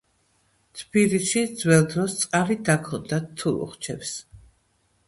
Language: Georgian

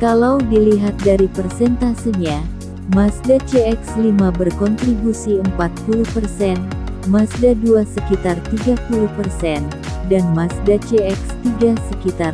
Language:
Indonesian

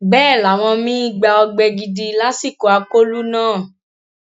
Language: Yoruba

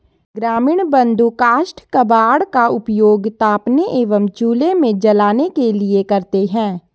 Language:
Hindi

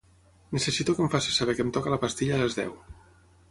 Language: Catalan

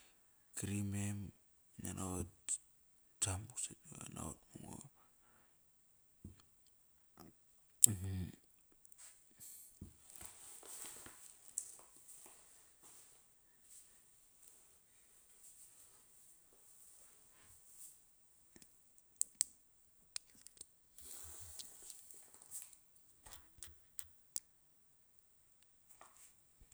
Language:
Kairak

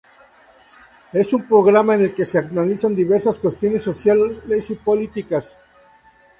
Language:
Spanish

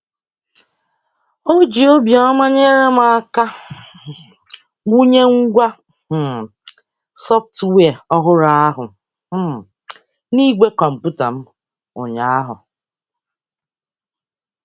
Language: Igbo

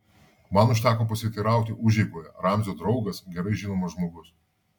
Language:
Lithuanian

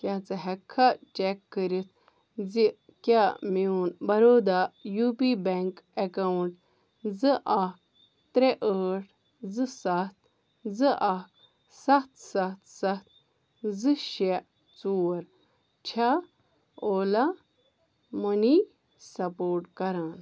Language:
Kashmiri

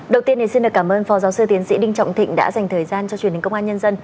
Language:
Vietnamese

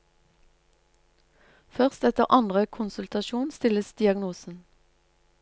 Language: Norwegian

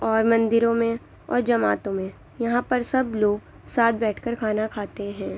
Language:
Urdu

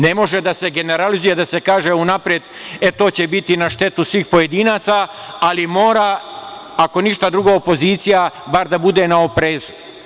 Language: Serbian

